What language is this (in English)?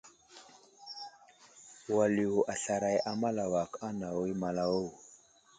Wuzlam